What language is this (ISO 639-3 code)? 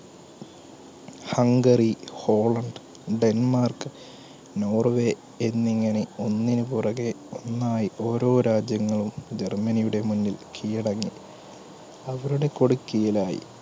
mal